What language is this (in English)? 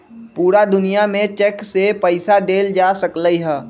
Magahi